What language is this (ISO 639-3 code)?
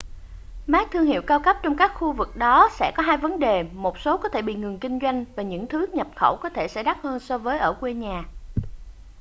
vie